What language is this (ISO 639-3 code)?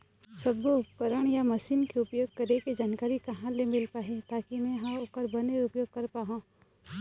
hne